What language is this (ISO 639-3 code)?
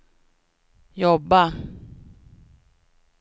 swe